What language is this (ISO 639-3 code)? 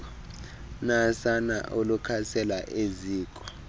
xho